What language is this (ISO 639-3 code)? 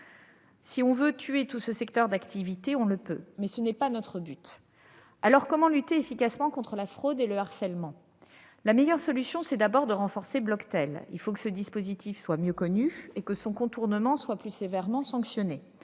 fra